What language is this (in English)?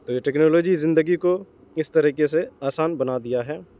Urdu